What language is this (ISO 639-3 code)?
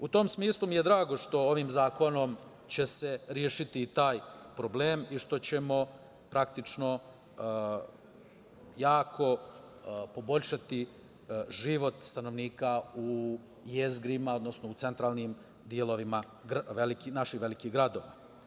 srp